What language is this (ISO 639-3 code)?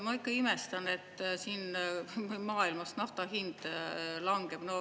est